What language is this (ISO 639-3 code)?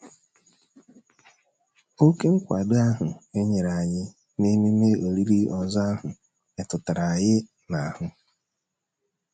ibo